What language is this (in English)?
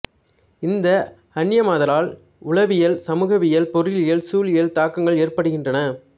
Tamil